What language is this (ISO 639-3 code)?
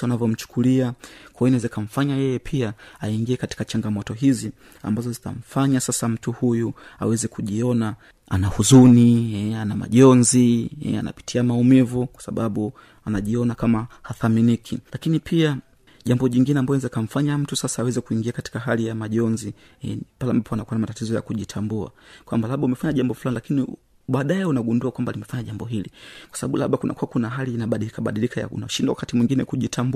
swa